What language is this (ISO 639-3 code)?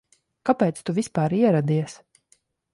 lav